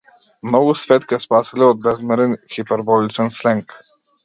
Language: Macedonian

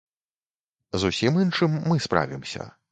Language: Belarusian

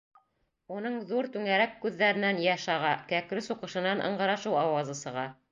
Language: Bashkir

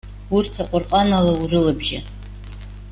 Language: Abkhazian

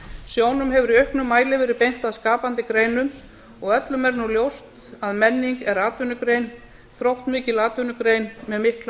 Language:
Icelandic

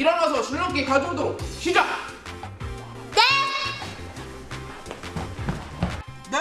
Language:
Korean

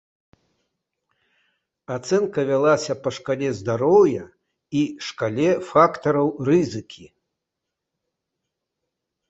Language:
Belarusian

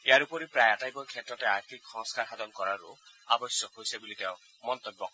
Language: Assamese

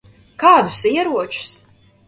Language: Latvian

